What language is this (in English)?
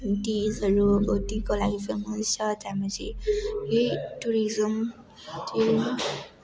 Nepali